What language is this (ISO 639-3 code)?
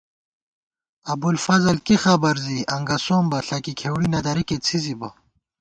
gwt